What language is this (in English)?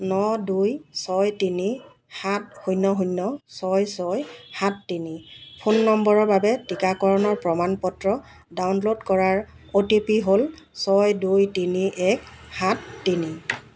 Assamese